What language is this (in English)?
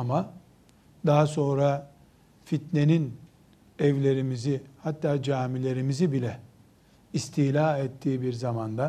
Turkish